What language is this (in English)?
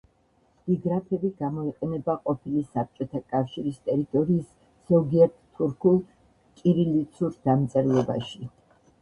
Georgian